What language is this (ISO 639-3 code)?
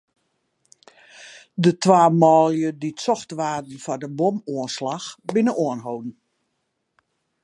fry